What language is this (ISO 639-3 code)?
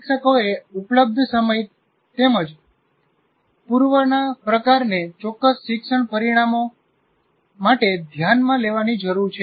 guj